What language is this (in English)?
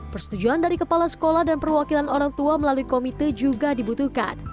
Indonesian